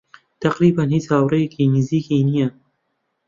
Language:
Central Kurdish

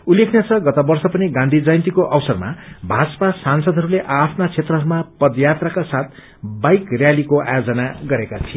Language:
Nepali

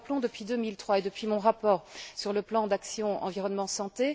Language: French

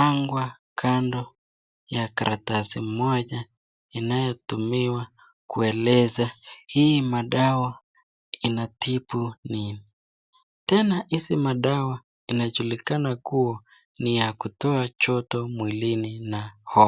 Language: Swahili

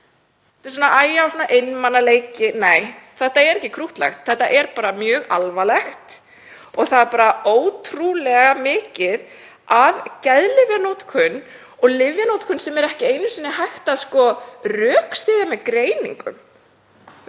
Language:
Icelandic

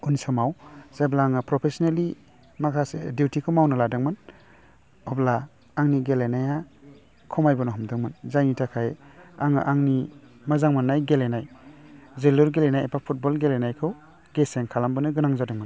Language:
Bodo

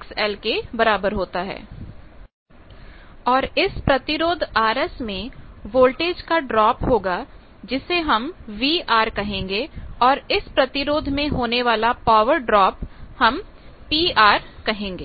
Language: Hindi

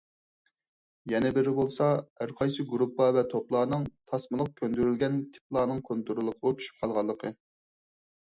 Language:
Uyghur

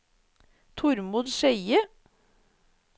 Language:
Norwegian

